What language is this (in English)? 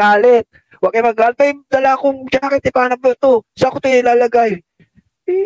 Filipino